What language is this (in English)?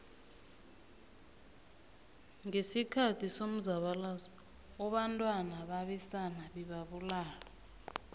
South Ndebele